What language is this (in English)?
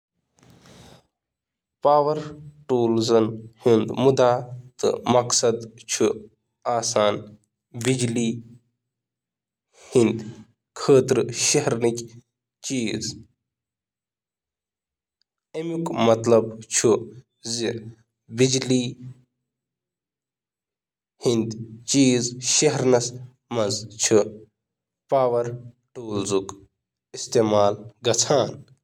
Kashmiri